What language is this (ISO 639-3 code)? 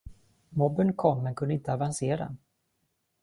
swe